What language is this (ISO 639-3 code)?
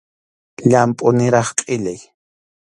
qxu